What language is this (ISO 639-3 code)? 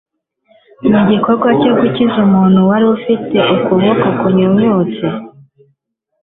kin